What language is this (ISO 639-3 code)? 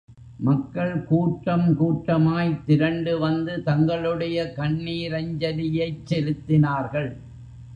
tam